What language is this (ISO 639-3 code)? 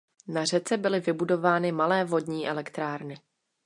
ces